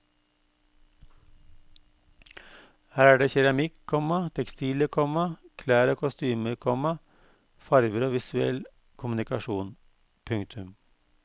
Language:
Norwegian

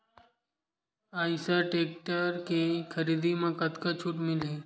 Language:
Chhattisgarhi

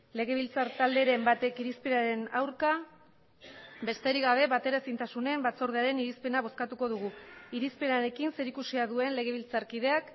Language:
Basque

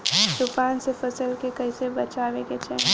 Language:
Bhojpuri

